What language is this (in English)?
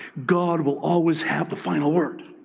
English